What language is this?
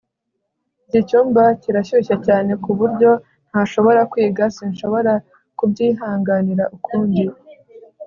Kinyarwanda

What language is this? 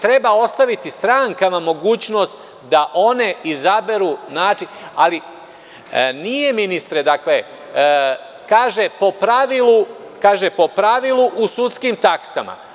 Serbian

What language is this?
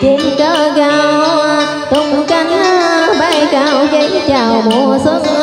Vietnamese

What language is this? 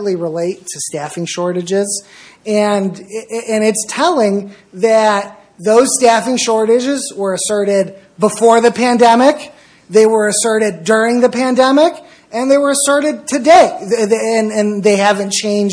English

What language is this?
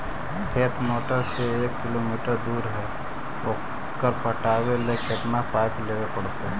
Magahi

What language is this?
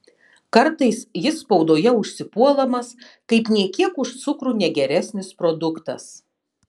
Lithuanian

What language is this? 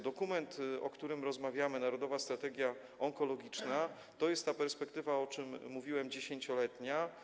Polish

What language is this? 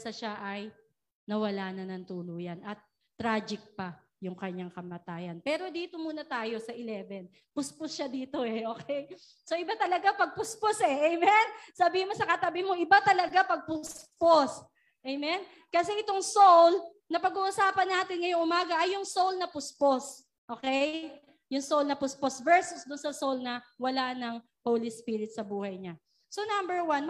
Filipino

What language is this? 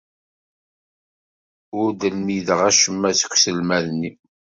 Kabyle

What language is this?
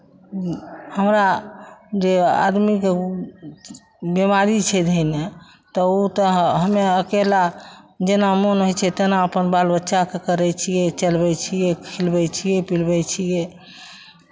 Maithili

